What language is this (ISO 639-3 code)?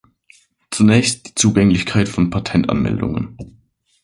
deu